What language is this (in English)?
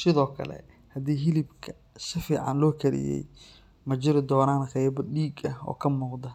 Somali